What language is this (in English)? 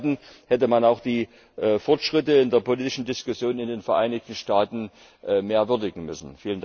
German